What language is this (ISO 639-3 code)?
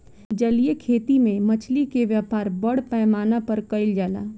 bho